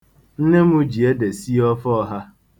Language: Igbo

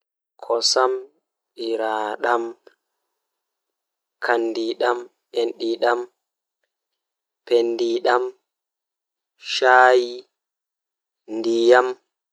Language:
Fula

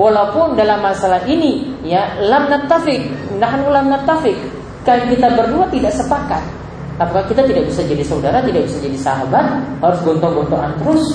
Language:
Indonesian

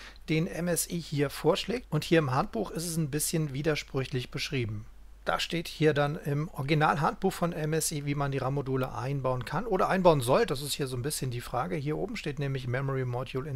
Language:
German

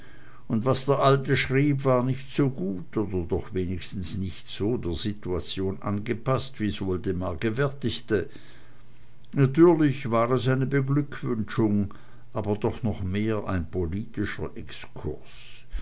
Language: German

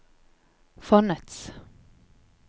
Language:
Norwegian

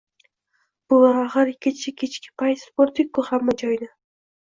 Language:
Uzbek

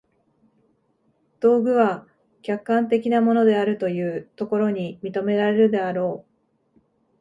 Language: Japanese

